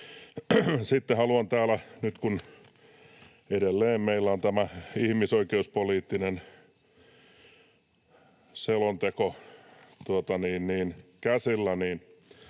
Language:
Finnish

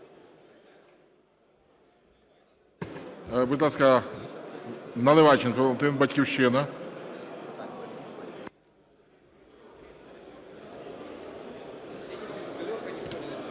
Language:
Ukrainian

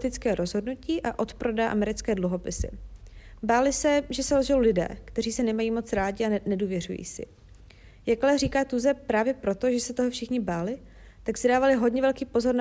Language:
Czech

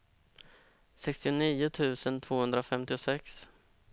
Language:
Swedish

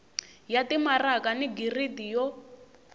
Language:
Tsonga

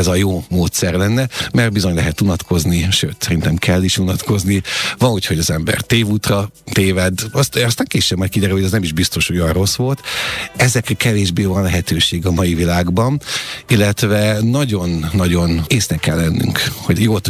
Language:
Hungarian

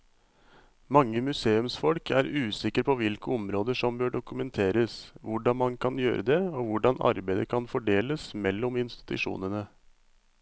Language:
Norwegian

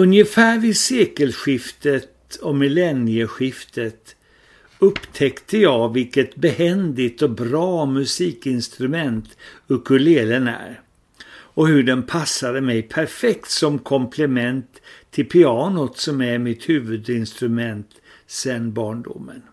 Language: Swedish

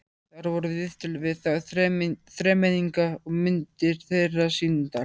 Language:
Icelandic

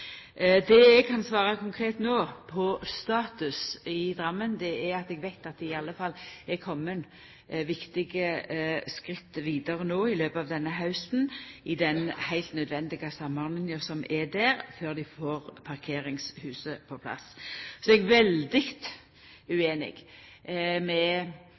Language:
Norwegian Nynorsk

